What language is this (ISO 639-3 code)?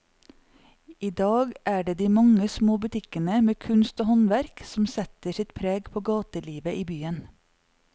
nor